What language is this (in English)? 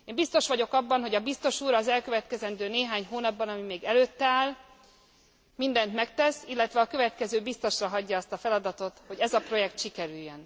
Hungarian